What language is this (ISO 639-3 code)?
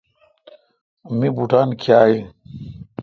xka